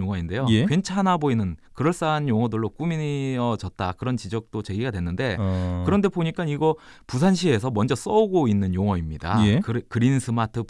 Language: Korean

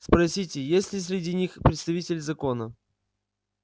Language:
Russian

